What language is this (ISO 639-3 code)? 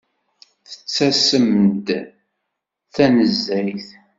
kab